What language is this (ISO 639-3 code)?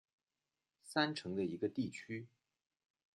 zho